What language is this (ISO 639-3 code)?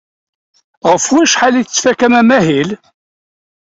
kab